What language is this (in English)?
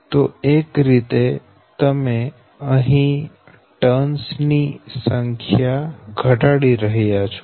Gujarati